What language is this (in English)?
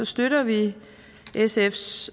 Danish